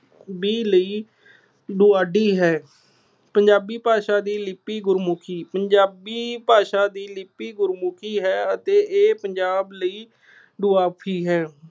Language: Punjabi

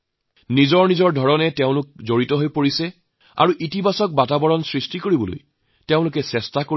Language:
Assamese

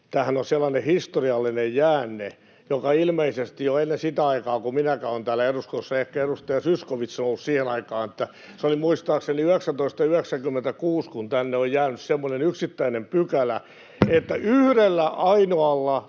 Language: Finnish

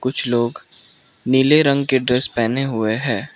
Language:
Hindi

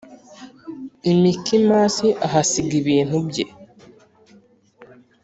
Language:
Kinyarwanda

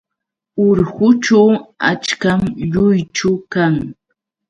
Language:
Yauyos Quechua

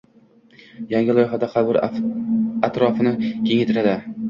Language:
Uzbek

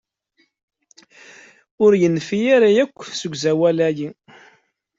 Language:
Kabyle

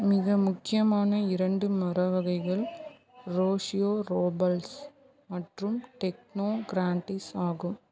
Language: Tamil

